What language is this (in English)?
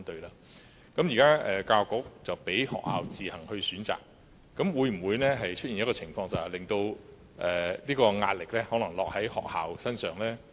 Cantonese